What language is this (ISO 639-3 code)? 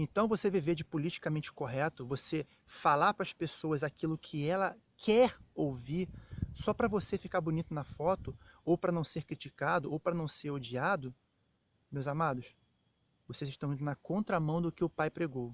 por